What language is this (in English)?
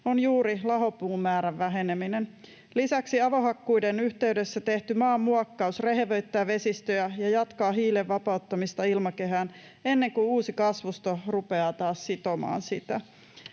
Finnish